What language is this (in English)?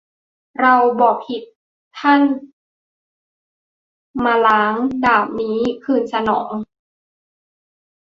Thai